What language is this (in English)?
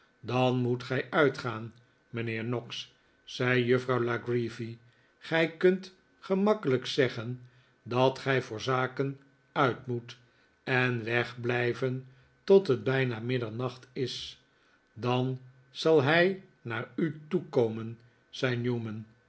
Dutch